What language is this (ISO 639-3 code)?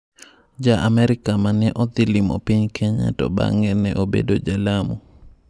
luo